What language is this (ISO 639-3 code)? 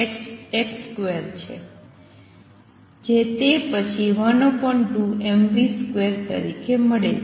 guj